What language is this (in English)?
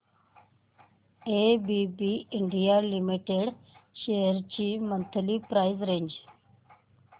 Marathi